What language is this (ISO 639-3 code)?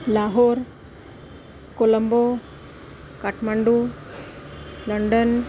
san